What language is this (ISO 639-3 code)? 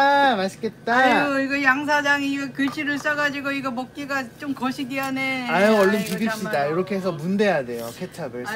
kor